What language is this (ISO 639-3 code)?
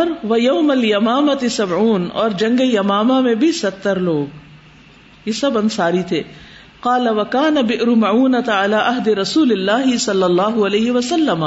urd